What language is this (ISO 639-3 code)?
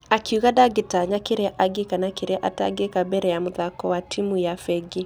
kik